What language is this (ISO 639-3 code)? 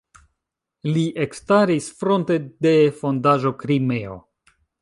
epo